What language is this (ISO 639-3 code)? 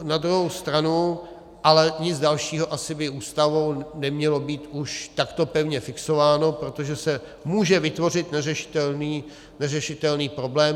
ces